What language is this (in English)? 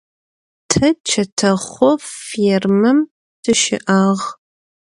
Adyghe